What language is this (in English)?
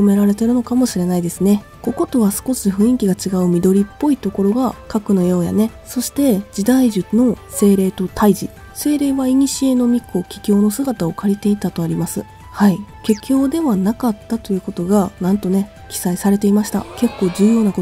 Japanese